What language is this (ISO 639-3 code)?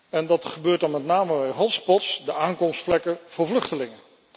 nld